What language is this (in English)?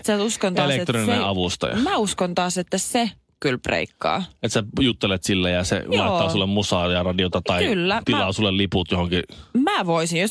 Finnish